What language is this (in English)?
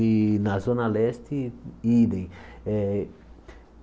Portuguese